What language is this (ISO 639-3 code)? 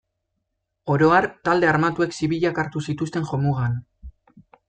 eus